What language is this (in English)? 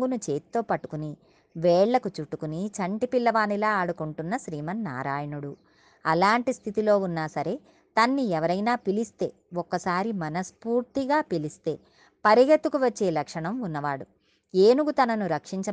Telugu